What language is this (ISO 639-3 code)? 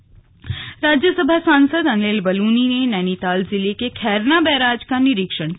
hin